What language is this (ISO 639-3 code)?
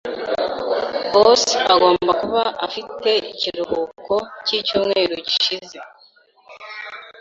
kin